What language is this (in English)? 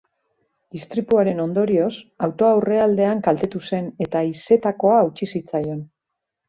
Basque